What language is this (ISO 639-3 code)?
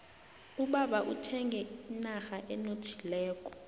nbl